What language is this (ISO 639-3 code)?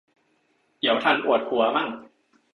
tha